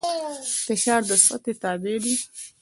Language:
Pashto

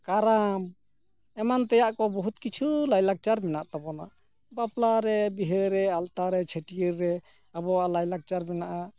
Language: Santali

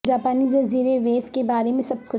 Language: Urdu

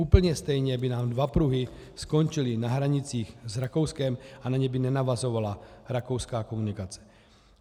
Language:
Czech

